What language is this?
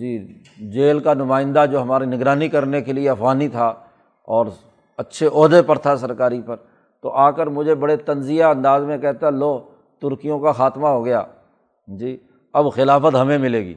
Urdu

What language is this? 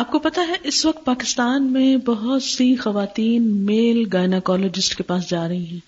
Urdu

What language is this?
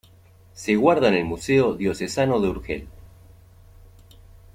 Spanish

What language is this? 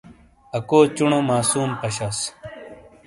Shina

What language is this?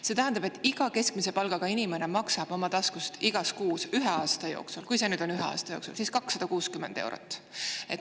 Estonian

